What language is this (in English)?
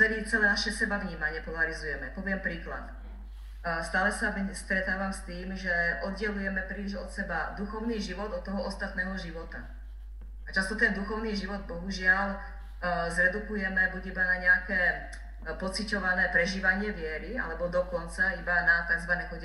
Slovak